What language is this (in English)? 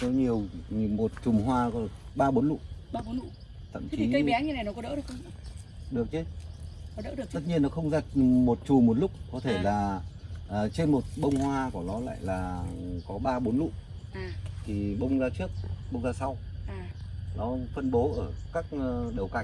Vietnamese